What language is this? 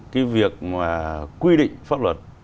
Vietnamese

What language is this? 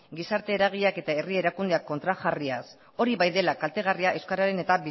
Basque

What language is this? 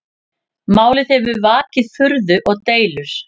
Icelandic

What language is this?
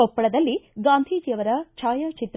Kannada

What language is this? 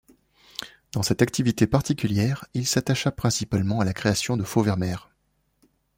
French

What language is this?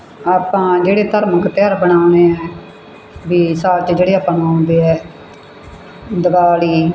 Punjabi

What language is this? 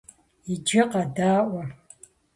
Kabardian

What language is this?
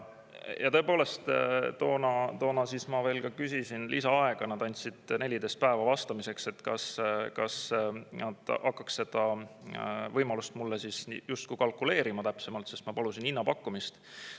Estonian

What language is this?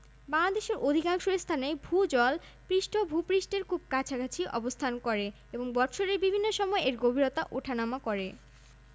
Bangla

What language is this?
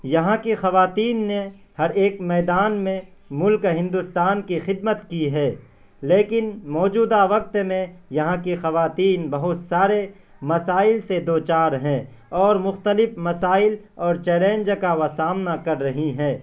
Urdu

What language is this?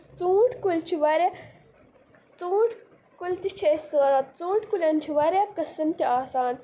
Kashmiri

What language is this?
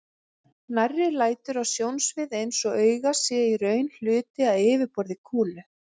Icelandic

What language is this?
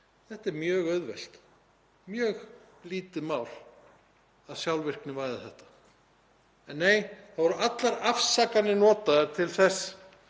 Icelandic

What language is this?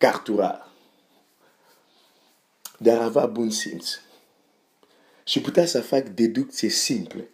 Romanian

